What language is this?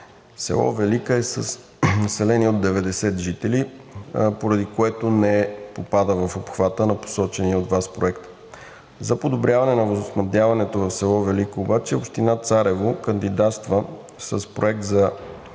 Bulgarian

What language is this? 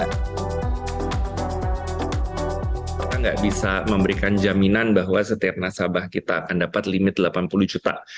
Indonesian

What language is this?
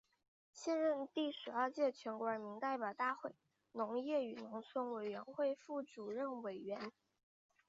Chinese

